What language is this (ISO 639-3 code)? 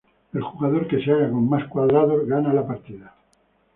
spa